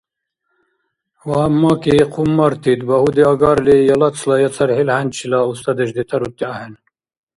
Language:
Dargwa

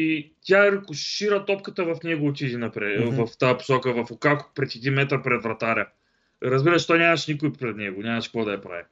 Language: Bulgarian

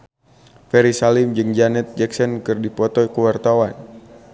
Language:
Sundanese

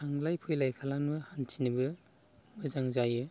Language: Bodo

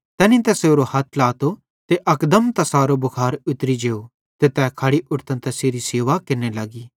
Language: Bhadrawahi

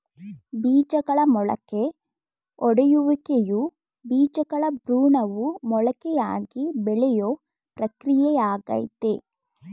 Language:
Kannada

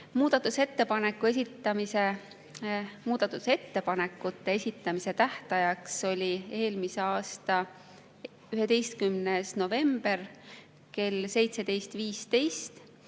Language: Estonian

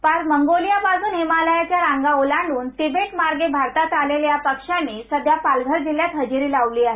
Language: Marathi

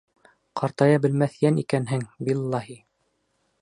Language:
Bashkir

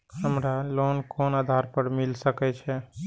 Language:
Maithili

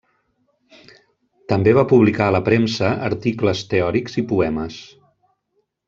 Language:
Catalan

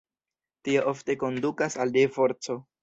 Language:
Esperanto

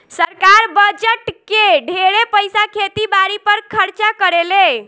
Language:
Bhojpuri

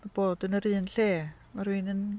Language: Welsh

